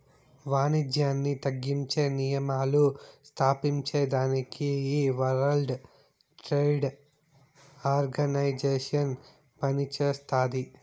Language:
Telugu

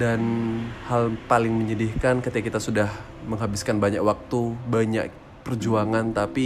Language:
Indonesian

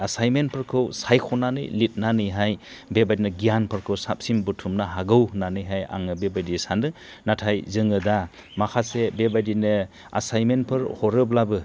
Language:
Bodo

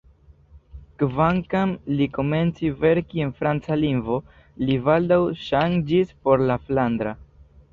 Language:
Esperanto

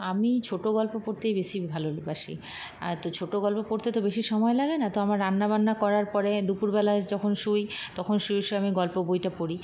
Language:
Bangla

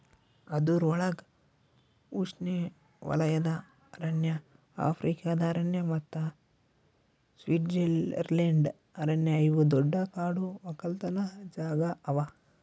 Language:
Kannada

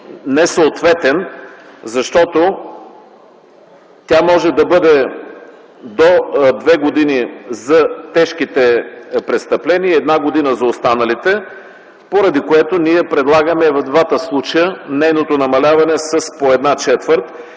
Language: Bulgarian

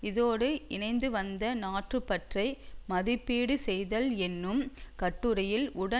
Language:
Tamil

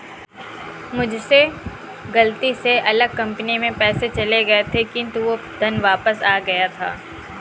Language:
Hindi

